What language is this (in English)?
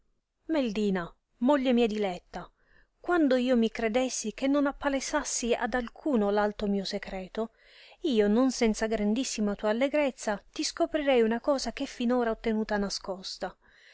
Italian